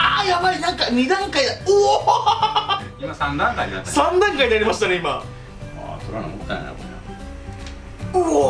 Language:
Japanese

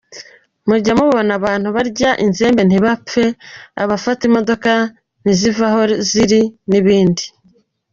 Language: Kinyarwanda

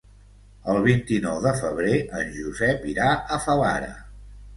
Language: Catalan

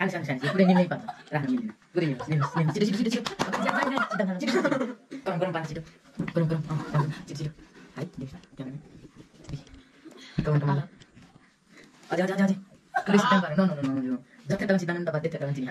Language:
Indonesian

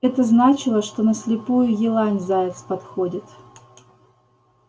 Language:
Russian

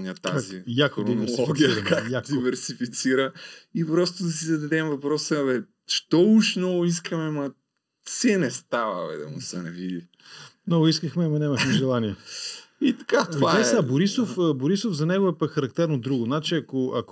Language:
Bulgarian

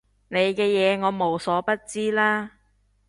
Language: Cantonese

